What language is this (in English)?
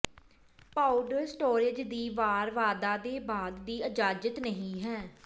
Punjabi